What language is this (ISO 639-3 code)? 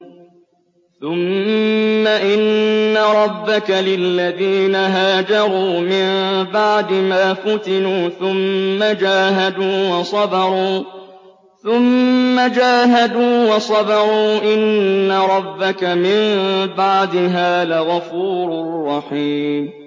ara